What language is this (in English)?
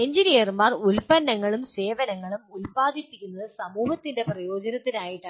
Malayalam